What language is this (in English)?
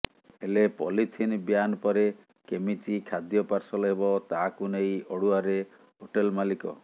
Odia